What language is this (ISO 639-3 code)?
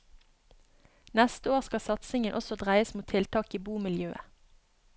nor